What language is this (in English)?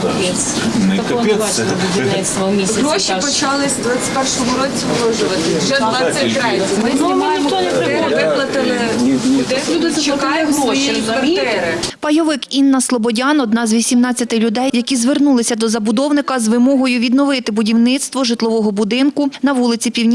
Ukrainian